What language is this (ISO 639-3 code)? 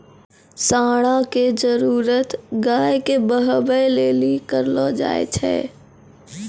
mai